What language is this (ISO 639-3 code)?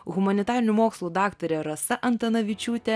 lit